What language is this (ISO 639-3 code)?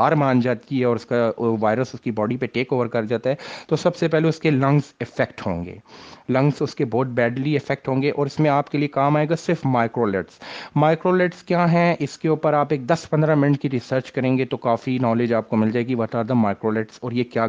urd